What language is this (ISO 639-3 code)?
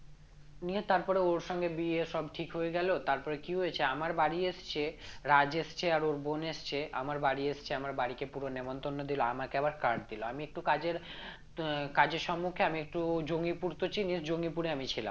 ben